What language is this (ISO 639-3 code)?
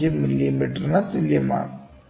mal